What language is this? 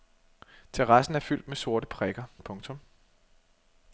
Danish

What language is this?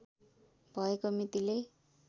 Nepali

